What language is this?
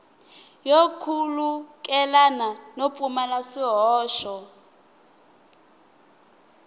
Tsonga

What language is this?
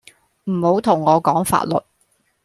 Cantonese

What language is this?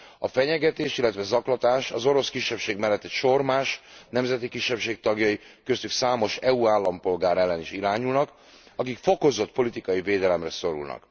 Hungarian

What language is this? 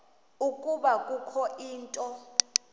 Xhosa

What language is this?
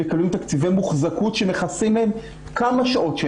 Hebrew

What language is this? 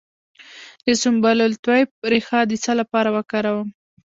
Pashto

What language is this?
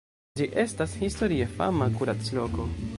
Esperanto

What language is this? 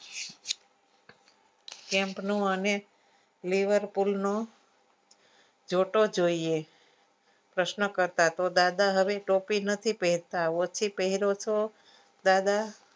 Gujarati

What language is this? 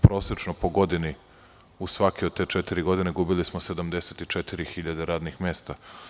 Serbian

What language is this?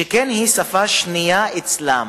Hebrew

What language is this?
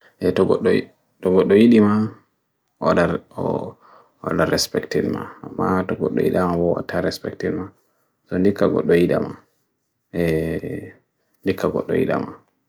Bagirmi Fulfulde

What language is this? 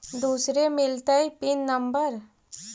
Magahi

